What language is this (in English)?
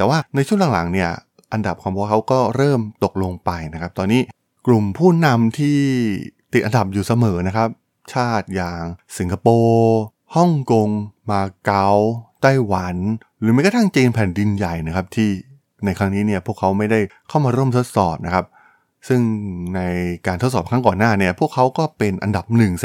Thai